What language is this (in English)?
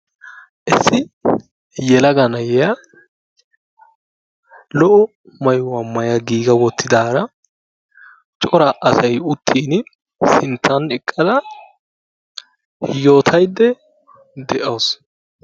Wolaytta